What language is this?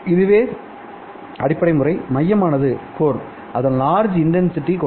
Tamil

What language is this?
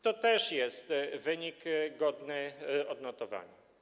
Polish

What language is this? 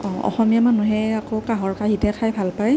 Assamese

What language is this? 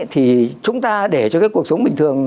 Vietnamese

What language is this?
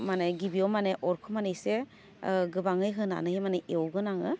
Bodo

